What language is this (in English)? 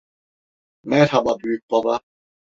Turkish